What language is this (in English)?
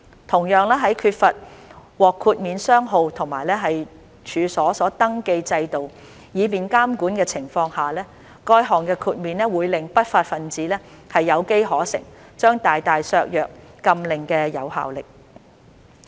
Cantonese